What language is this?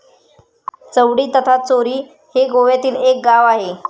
Marathi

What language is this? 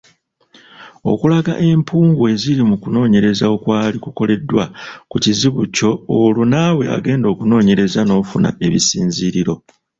Ganda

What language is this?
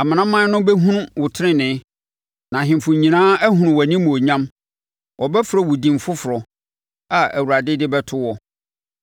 Akan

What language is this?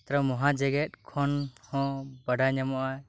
Santali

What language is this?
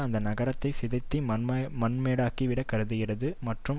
Tamil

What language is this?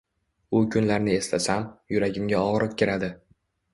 Uzbek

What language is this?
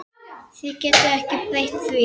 Icelandic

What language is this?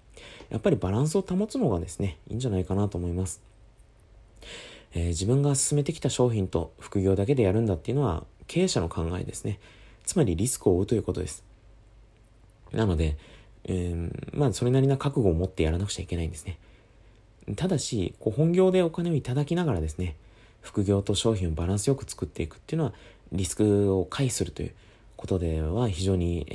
Japanese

